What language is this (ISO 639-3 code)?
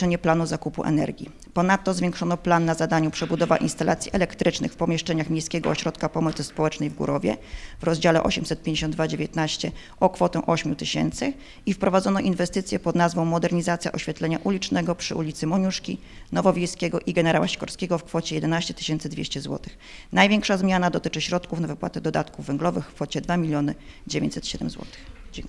pol